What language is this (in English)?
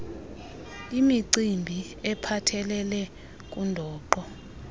Xhosa